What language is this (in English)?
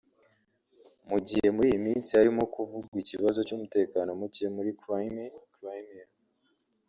Kinyarwanda